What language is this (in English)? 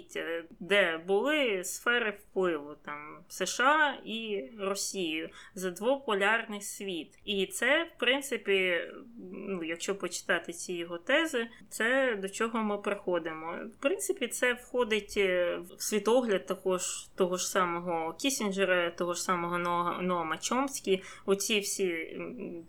Ukrainian